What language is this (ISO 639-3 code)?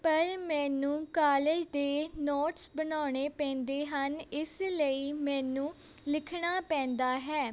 pan